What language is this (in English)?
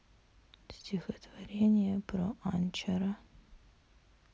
Russian